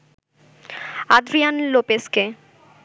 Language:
Bangla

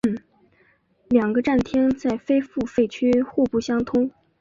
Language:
Chinese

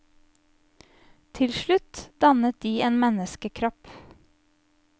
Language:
Norwegian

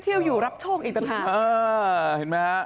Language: Thai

